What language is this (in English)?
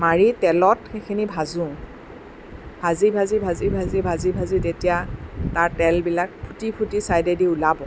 Assamese